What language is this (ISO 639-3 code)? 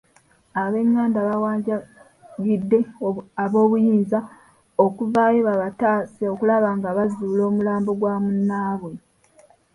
lug